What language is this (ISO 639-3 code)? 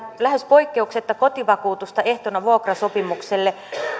fin